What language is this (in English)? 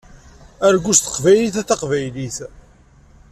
Kabyle